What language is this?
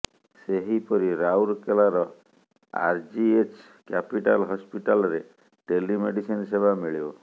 Odia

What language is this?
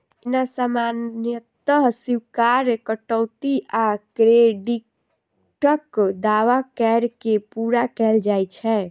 Maithili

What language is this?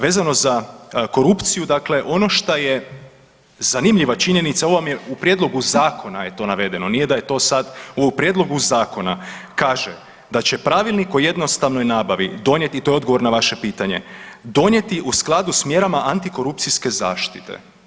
Croatian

